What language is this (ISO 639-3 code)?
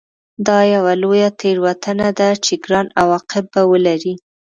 pus